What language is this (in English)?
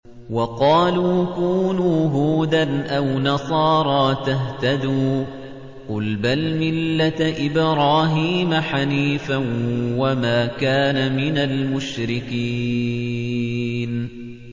Arabic